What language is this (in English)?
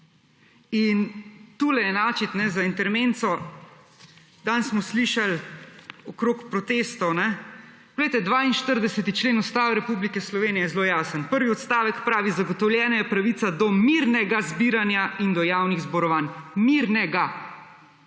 Slovenian